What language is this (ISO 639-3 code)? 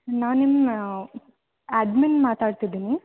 kan